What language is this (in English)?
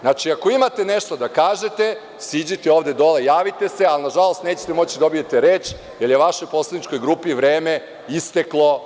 Serbian